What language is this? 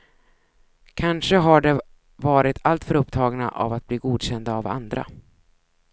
Swedish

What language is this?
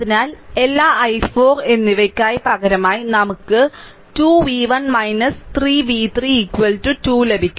Malayalam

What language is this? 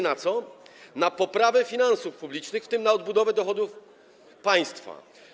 Polish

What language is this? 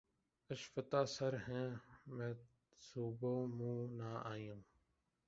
Urdu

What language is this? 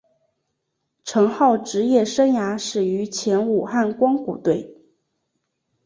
Chinese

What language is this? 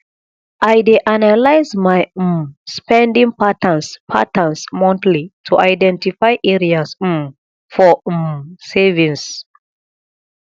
Nigerian Pidgin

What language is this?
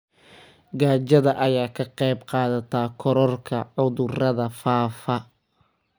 Somali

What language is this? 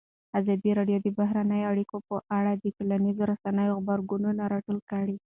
Pashto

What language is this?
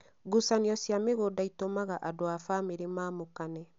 Kikuyu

